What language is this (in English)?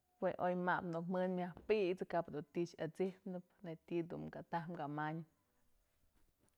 Mazatlán Mixe